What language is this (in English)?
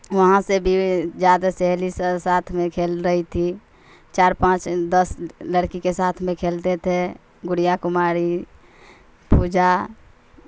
Urdu